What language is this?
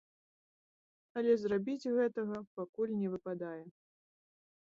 Belarusian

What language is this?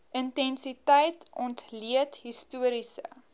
Afrikaans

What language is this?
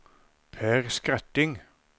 Norwegian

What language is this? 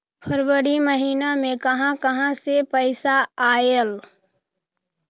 Magahi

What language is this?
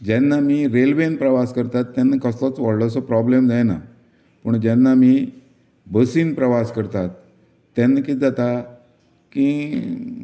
Konkani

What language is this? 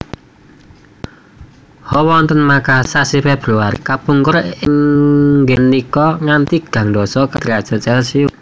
Javanese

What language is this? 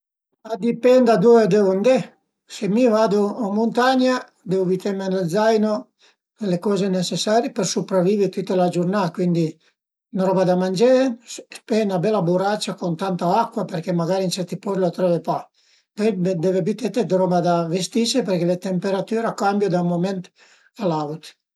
Piedmontese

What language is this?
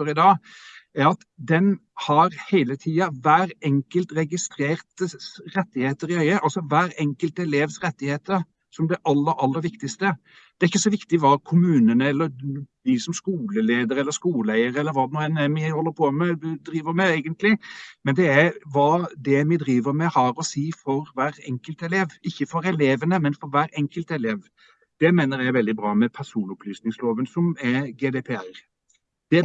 Norwegian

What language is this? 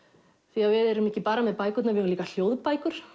Icelandic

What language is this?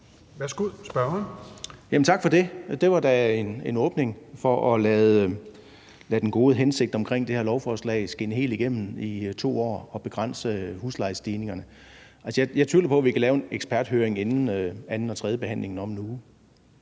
Danish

